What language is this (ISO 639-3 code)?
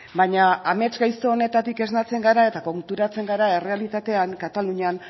eus